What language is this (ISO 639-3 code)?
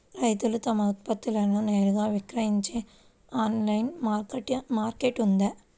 tel